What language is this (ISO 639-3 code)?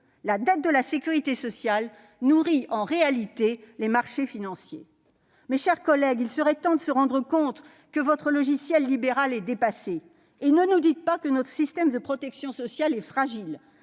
fra